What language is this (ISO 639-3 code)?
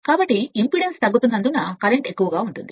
tel